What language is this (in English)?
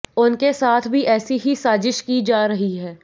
Hindi